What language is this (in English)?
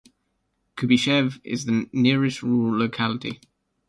English